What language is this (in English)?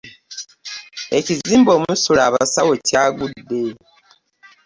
Ganda